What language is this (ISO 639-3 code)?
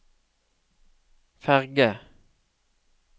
nor